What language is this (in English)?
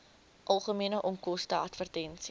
Afrikaans